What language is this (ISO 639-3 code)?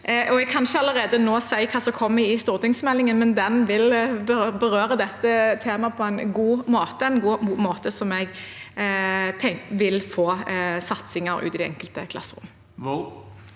nor